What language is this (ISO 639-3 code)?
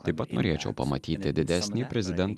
lit